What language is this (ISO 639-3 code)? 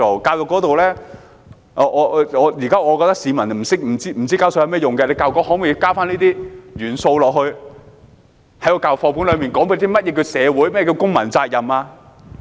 yue